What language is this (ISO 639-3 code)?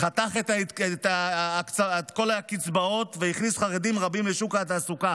heb